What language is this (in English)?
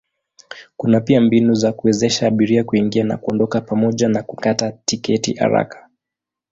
Swahili